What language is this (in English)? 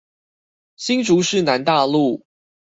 Chinese